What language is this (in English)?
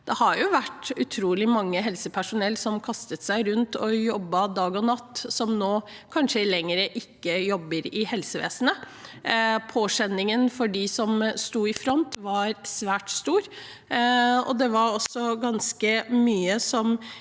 Norwegian